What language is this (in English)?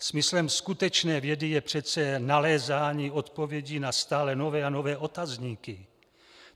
Czech